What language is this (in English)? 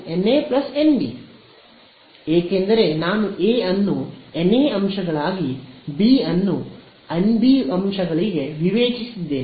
Kannada